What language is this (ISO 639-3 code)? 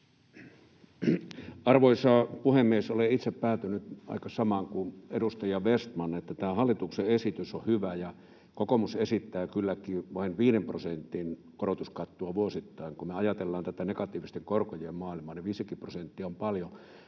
fin